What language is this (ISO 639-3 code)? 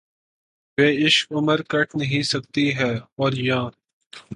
urd